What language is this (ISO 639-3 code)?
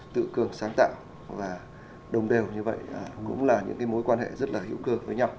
vie